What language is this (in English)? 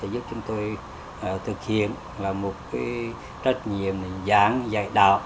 Vietnamese